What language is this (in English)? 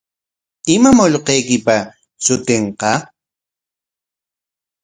Corongo Ancash Quechua